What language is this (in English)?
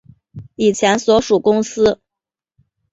Chinese